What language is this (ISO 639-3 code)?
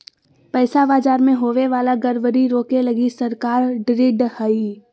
mag